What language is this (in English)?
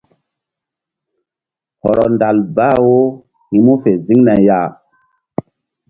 Mbum